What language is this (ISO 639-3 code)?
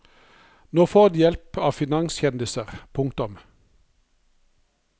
nor